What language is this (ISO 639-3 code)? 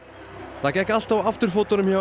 isl